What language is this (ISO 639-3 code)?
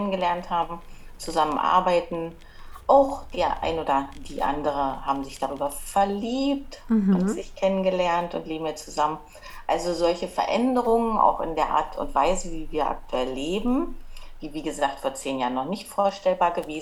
deu